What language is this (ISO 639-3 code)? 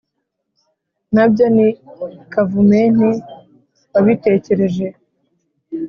kin